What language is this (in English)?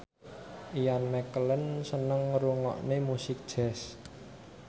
Javanese